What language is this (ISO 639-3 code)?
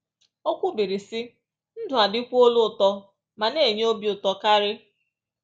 ibo